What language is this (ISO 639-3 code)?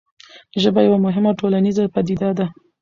pus